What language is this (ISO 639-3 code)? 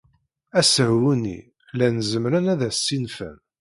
kab